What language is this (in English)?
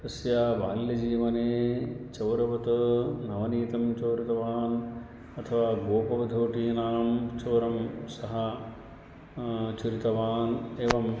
Sanskrit